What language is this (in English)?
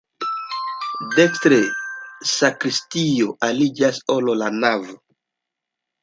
Esperanto